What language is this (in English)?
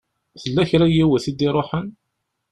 Kabyle